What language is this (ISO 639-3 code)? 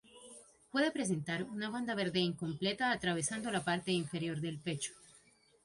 spa